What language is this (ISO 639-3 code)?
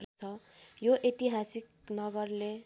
nep